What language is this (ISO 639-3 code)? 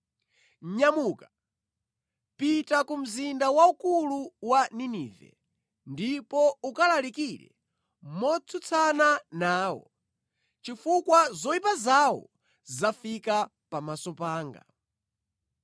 nya